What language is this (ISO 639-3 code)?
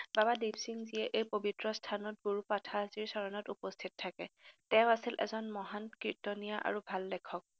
asm